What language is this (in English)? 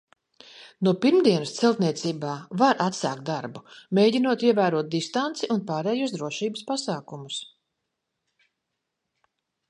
Latvian